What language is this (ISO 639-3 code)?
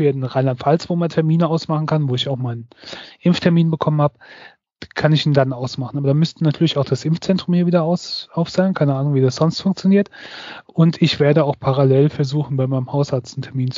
deu